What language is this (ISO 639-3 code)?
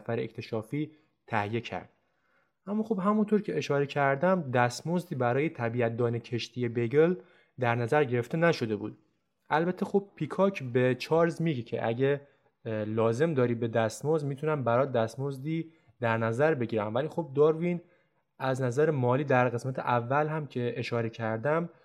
fas